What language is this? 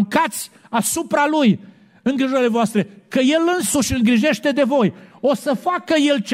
Romanian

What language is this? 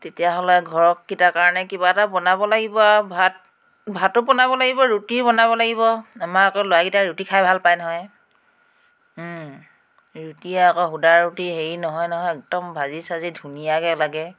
Assamese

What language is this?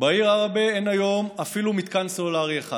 Hebrew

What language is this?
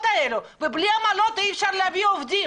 Hebrew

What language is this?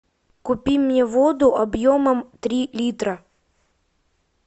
Russian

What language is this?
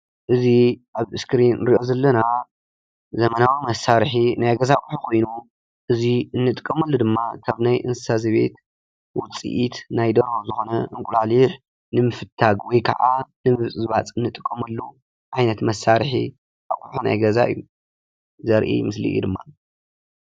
Tigrinya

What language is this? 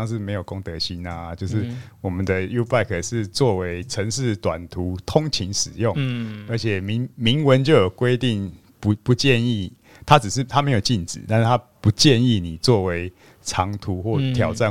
Chinese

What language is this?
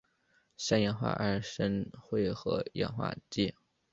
Chinese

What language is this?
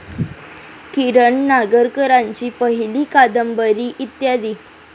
Marathi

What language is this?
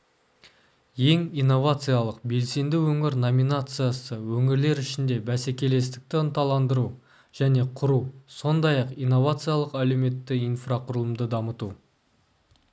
Kazakh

